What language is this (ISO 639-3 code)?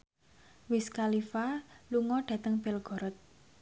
jav